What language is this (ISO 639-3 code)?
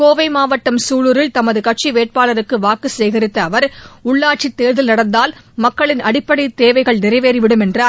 tam